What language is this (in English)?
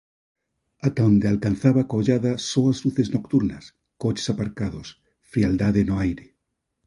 Galician